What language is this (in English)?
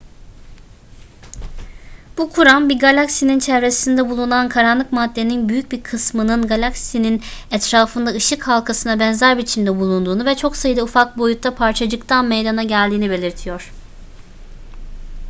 Turkish